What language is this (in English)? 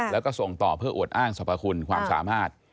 Thai